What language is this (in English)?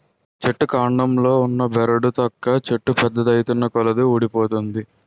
Telugu